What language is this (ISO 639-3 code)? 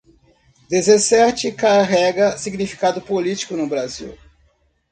por